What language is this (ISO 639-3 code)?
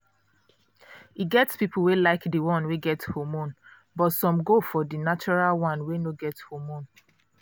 pcm